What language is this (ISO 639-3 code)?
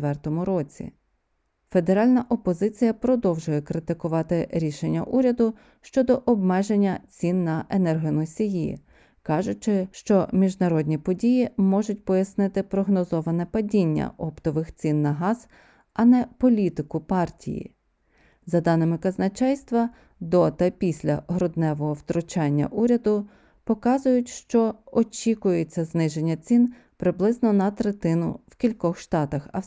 ukr